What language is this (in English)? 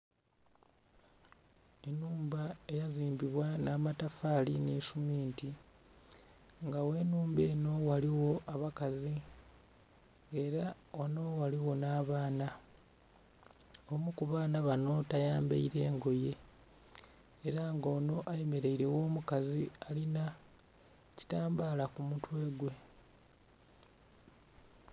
Soga